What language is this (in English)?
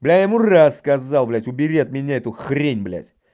Russian